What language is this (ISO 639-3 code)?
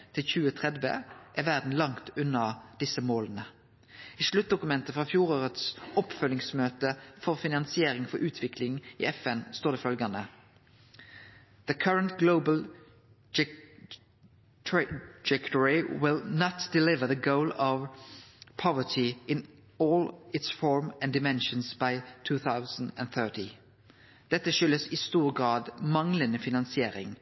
nno